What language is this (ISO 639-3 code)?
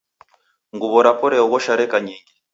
dav